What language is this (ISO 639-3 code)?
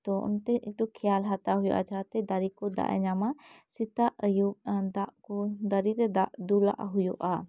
sat